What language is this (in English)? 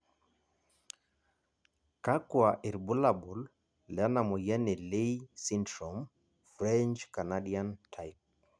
Masai